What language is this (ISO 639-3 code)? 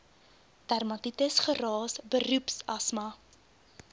afr